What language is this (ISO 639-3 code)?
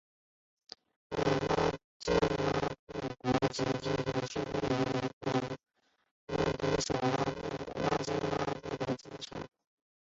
zho